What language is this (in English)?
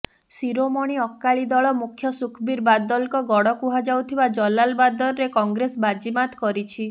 Odia